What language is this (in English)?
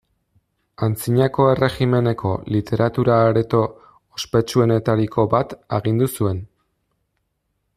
Basque